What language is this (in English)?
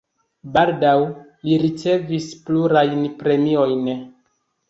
Esperanto